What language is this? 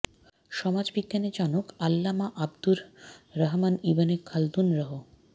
Bangla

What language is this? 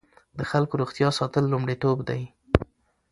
Pashto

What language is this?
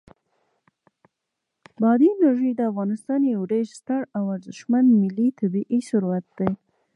Pashto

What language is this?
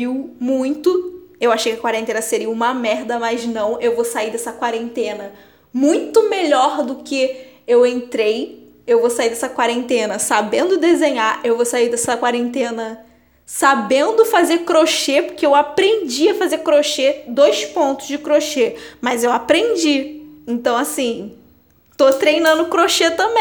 Portuguese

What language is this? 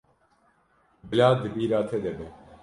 Kurdish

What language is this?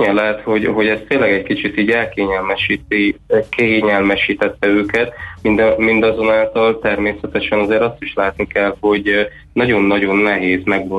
Hungarian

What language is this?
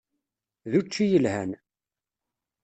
Kabyle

